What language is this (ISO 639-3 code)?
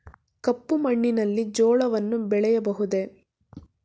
kan